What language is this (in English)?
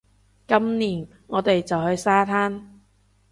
Cantonese